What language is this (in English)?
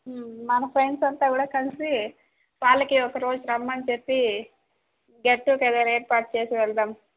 Telugu